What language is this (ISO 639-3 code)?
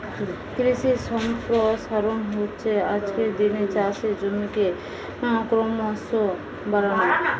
ben